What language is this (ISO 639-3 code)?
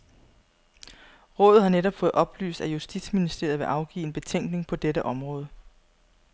dan